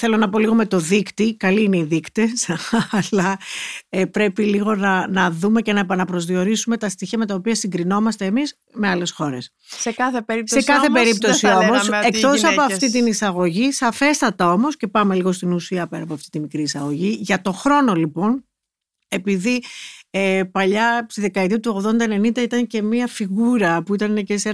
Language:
Greek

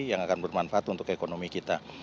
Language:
Indonesian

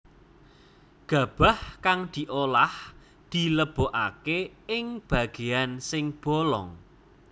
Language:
Javanese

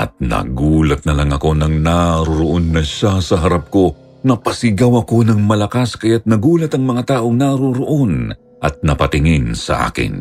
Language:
Filipino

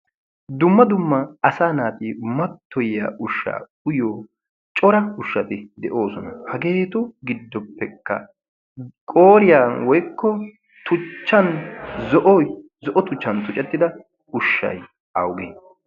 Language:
Wolaytta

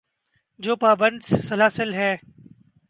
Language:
Urdu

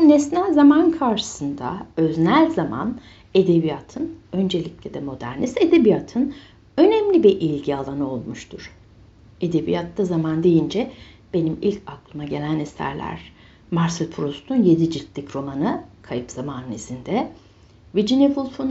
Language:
Turkish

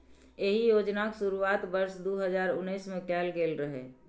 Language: Maithili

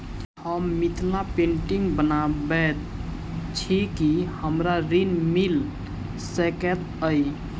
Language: Maithili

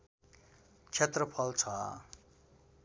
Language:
Nepali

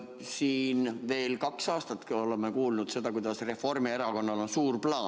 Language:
Estonian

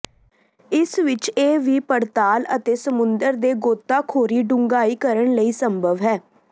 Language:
Punjabi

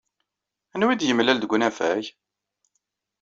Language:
Kabyle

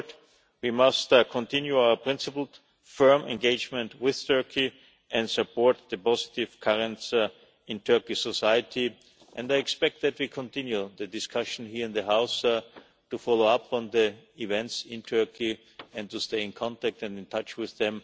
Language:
English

